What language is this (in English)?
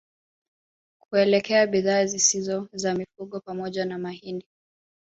Swahili